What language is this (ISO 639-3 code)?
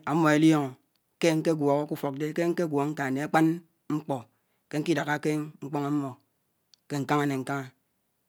anw